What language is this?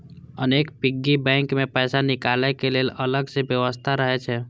Maithili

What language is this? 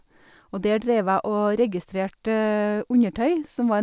Norwegian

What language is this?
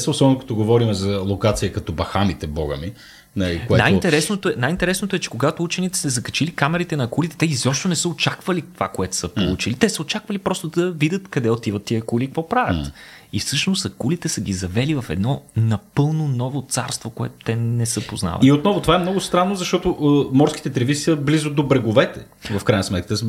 Bulgarian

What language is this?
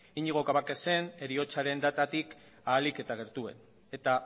Basque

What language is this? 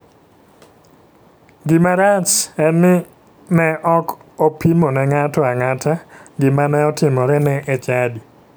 Luo (Kenya and Tanzania)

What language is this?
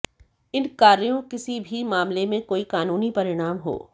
Hindi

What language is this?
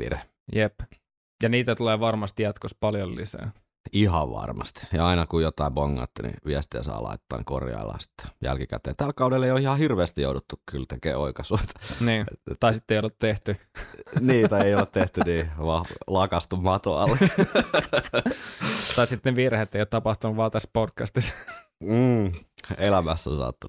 Finnish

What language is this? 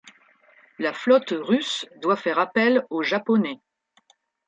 French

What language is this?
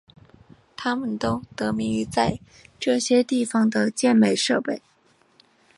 Chinese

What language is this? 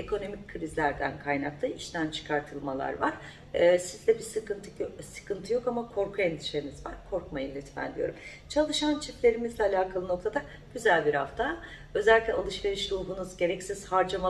Turkish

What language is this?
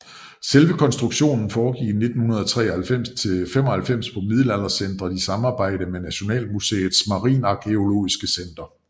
Danish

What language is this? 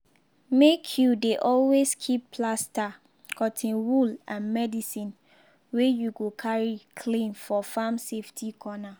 Nigerian Pidgin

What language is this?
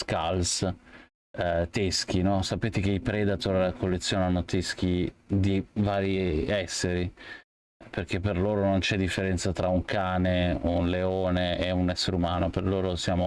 Italian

